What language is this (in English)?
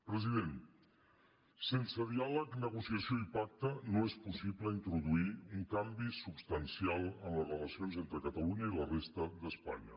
Catalan